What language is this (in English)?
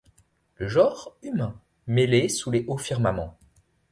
French